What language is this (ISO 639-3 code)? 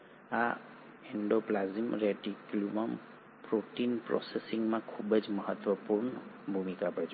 guj